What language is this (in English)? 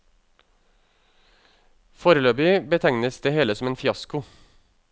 Norwegian